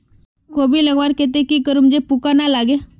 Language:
Magahi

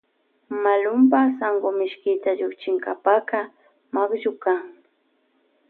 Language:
Loja Highland Quichua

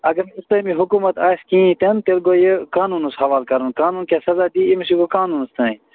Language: Kashmiri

